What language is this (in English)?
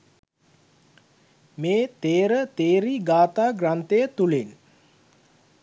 Sinhala